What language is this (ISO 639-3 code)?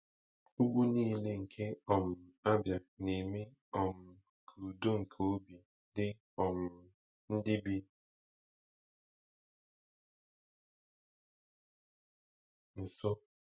ibo